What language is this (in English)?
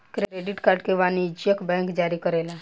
Bhojpuri